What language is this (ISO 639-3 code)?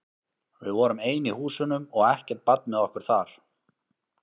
isl